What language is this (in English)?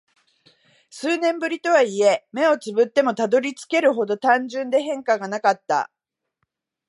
Japanese